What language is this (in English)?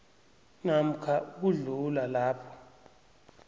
South Ndebele